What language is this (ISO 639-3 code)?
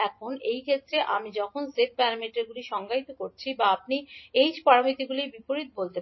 ben